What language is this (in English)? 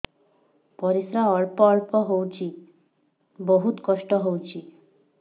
Odia